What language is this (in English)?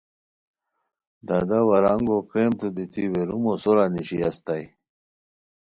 Khowar